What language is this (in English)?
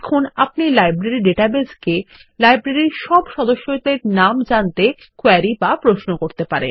Bangla